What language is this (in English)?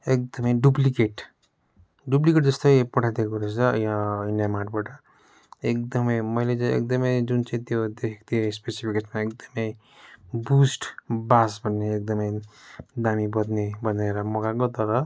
Nepali